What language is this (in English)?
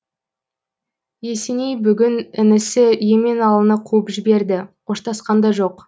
Kazakh